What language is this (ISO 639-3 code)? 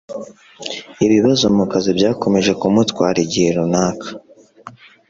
kin